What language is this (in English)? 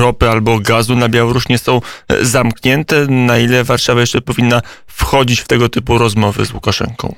Polish